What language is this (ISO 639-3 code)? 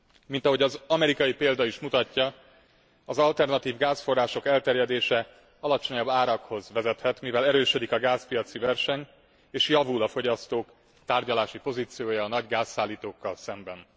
hun